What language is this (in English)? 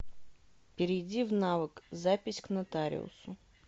Russian